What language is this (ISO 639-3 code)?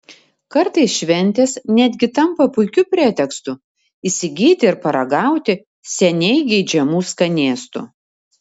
lit